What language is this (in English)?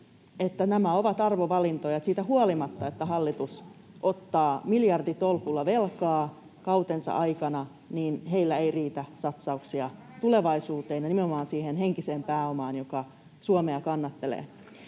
Finnish